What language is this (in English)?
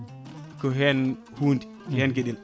Fula